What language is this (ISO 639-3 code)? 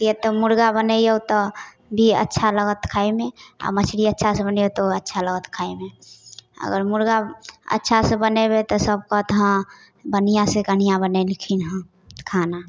mai